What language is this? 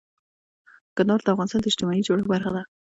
Pashto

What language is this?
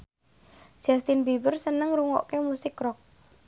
Javanese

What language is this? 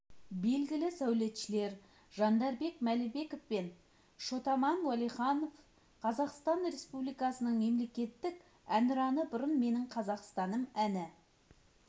Kazakh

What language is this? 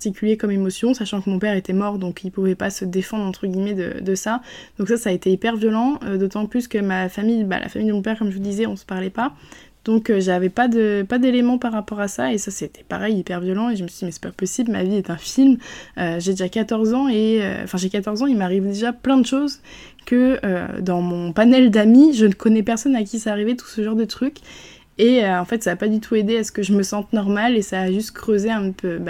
French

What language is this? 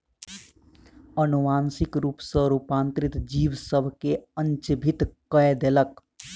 Maithili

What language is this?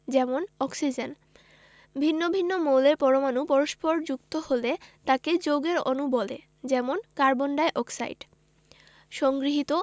Bangla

